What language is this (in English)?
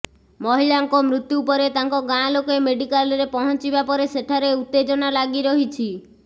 Odia